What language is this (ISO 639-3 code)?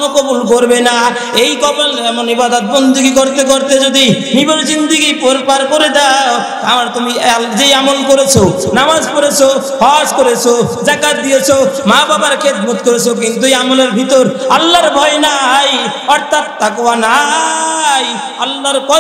ara